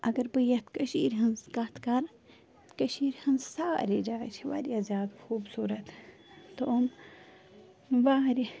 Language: Kashmiri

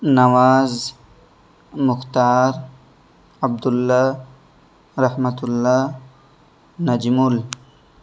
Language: Urdu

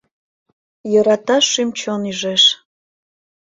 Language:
Mari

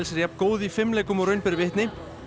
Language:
Icelandic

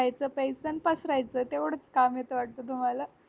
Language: Marathi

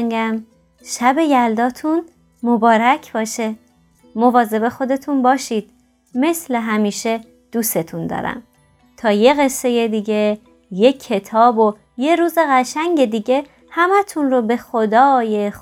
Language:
Persian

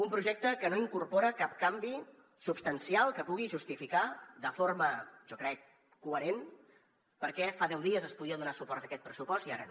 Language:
Catalan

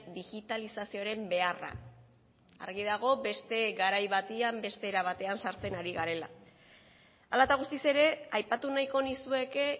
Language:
Basque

